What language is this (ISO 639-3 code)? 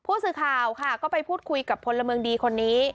tha